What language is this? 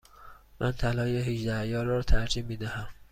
Persian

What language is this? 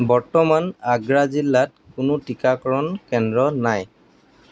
Assamese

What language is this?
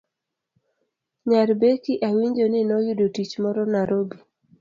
Luo (Kenya and Tanzania)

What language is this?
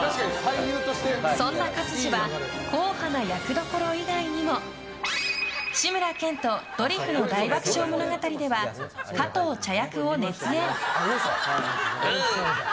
Japanese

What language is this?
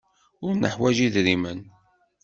Kabyle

